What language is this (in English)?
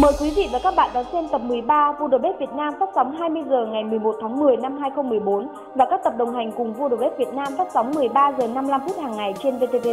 Vietnamese